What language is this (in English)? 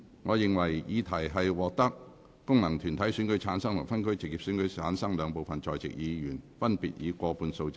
Cantonese